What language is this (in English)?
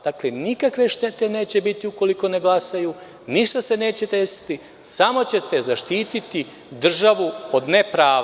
Serbian